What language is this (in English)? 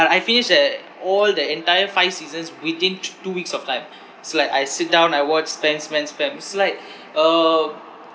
English